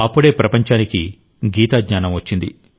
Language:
Telugu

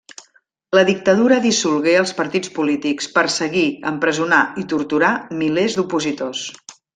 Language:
Catalan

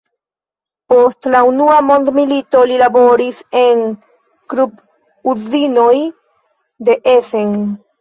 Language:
Esperanto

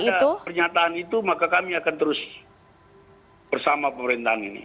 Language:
Indonesian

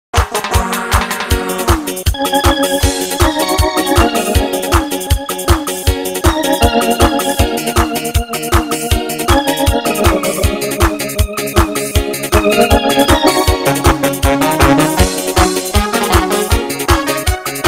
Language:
Arabic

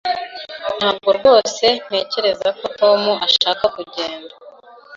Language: Kinyarwanda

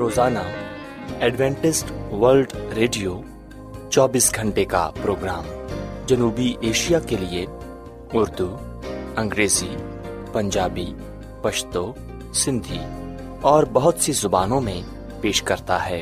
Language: Urdu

